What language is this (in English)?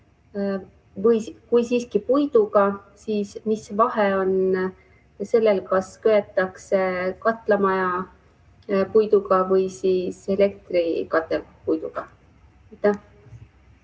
Estonian